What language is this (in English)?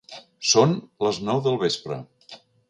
Catalan